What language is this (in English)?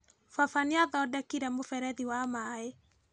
Kikuyu